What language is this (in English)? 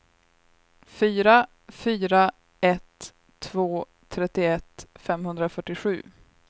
Swedish